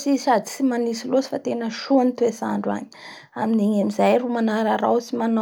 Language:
Bara Malagasy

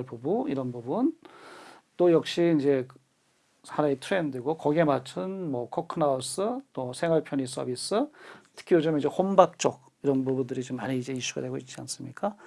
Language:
Korean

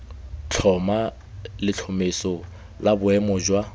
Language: Tswana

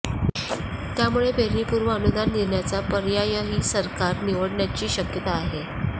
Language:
Marathi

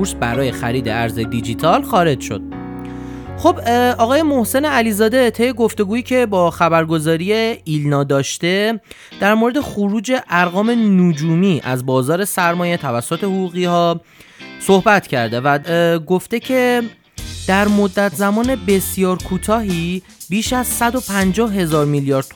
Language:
Persian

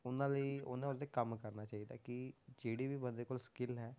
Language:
Punjabi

